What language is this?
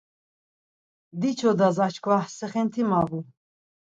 Laz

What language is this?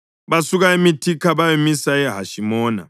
North Ndebele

